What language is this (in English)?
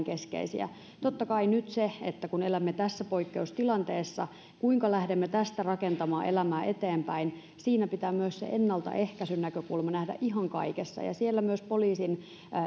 Finnish